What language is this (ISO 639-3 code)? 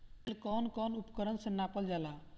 bho